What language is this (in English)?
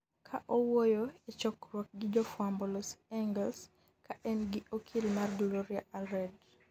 Luo (Kenya and Tanzania)